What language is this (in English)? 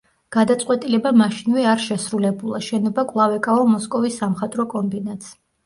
Georgian